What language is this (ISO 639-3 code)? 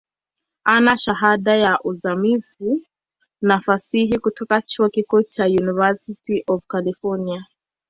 swa